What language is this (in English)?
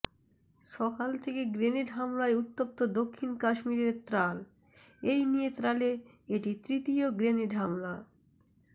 Bangla